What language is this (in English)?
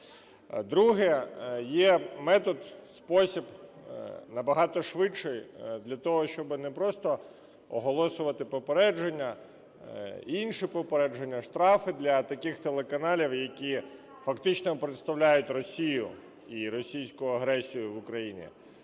Ukrainian